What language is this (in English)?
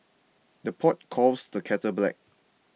English